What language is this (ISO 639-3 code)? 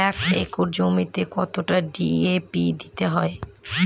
ben